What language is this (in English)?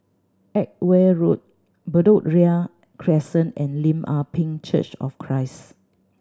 English